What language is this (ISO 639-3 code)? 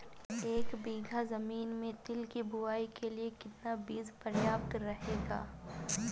hin